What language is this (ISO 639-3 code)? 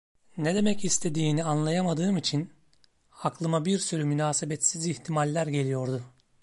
tur